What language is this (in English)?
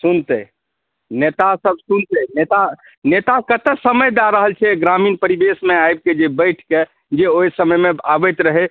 Maithili